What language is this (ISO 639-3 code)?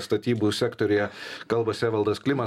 lit